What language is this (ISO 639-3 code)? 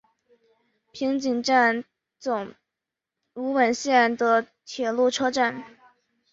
zho